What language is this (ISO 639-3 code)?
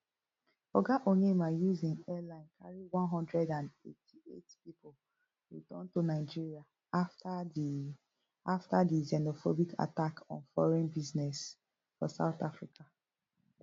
pcm